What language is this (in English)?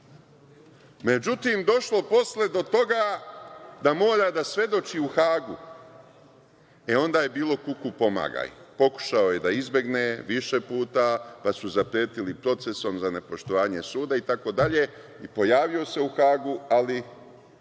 Serbian